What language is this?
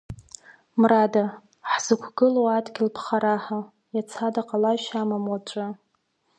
Abkhazian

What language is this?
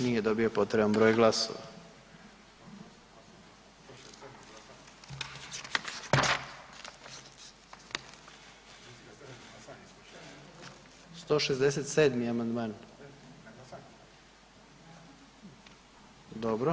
Croatian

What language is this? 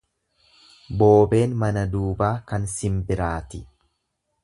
Oromo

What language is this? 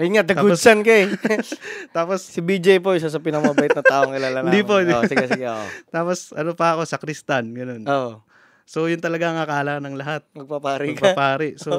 Filipino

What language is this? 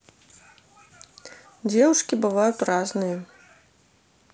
Russian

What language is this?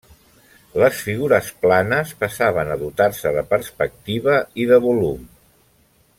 Catalan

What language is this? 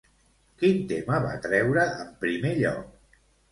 Catalan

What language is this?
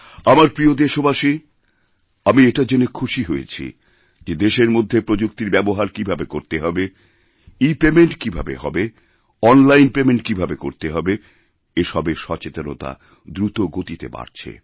Bangla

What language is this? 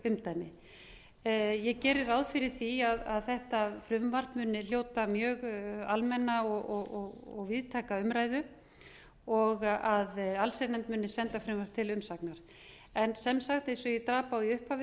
Icelandic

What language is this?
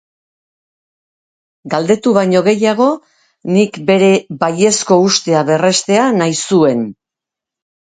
Basque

